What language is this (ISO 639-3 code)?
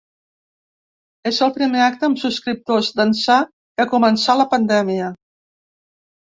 cat